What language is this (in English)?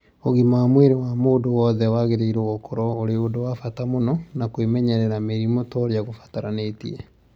Kikuyu